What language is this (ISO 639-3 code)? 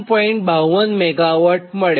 guj